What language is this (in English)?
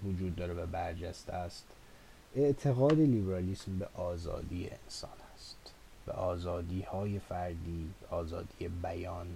Persian